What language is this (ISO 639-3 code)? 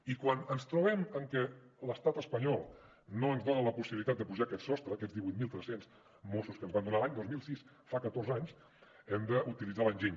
cat